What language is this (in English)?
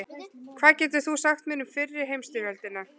Icelandic